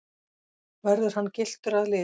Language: Icelandic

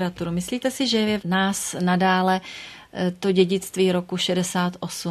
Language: Czech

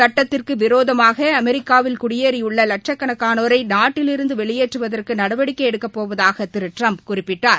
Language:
Tamil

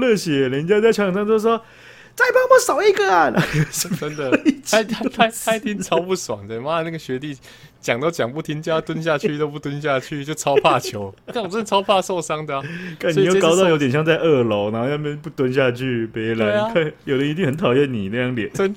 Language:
Chinese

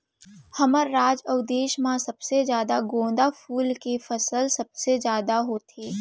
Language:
Chhattisgarhi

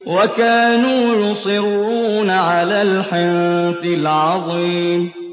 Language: Arabic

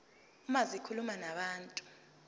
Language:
Zulu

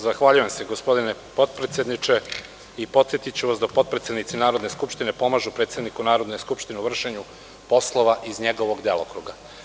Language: Serbian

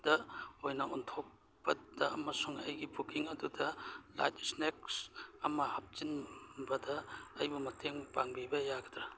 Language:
Manipuri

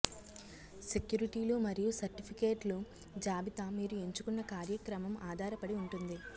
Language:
Telugu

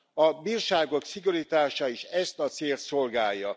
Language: Hungarian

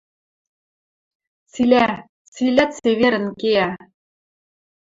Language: Western Mari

